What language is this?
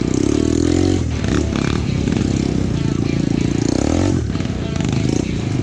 Portuguese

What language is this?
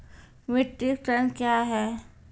Maithili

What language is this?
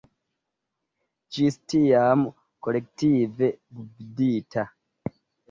Esperanto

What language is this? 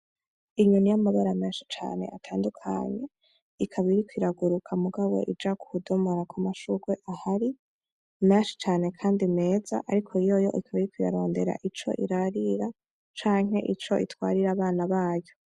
Rundi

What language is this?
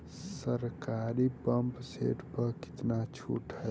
Bhojpuri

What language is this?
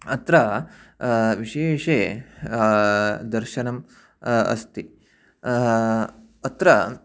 Sanskrit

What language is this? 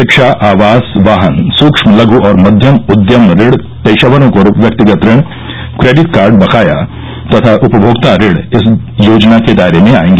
Hindi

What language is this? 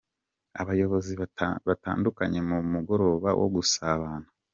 Kinyarwanda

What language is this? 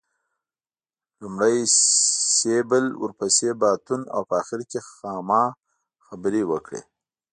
Pashto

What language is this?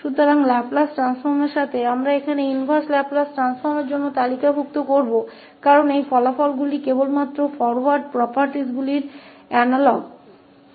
Hindi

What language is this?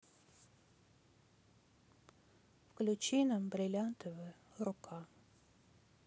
Russian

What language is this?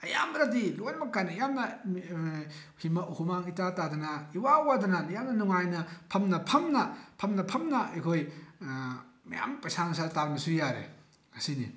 Manipuri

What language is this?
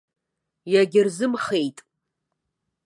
Abkhazian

